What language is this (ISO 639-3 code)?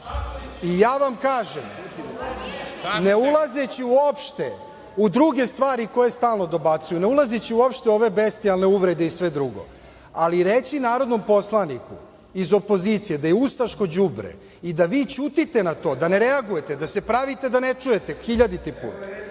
srp